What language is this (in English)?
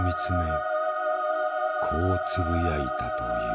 Japanese